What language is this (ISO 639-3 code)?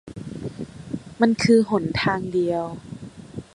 tha